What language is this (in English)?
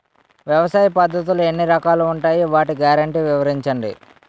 Telugu